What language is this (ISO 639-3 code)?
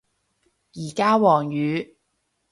yue